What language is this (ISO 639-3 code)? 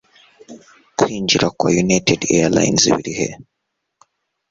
kin